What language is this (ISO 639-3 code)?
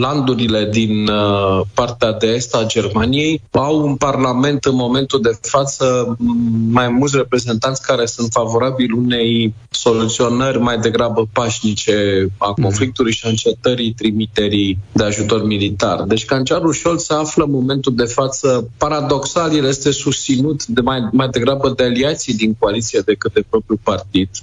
ron